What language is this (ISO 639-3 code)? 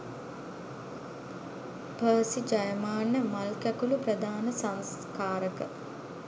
sin